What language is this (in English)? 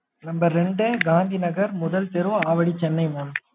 Tamil